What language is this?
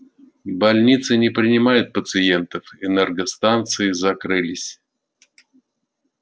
Russian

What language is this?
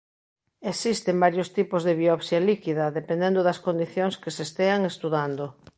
Galician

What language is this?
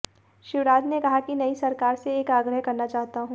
Hindi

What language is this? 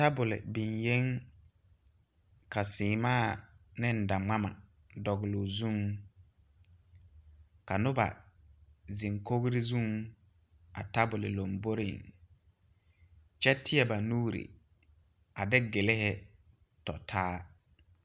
Southern Dagaare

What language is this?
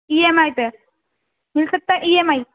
Urdu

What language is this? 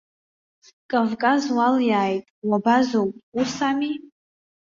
Abkhazian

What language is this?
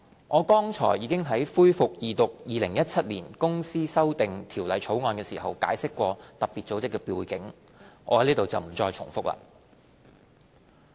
Cantonese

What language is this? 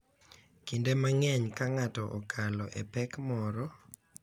Luo (Kenya and Tanzania)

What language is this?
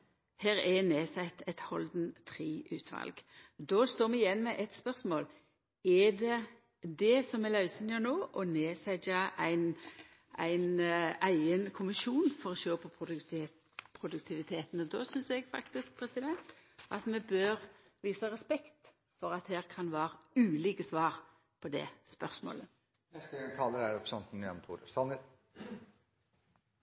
Norwegian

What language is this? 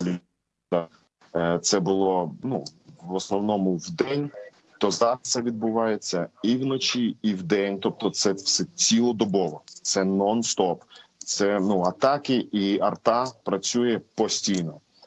Ukrainian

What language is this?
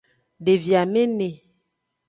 Aja (Benin)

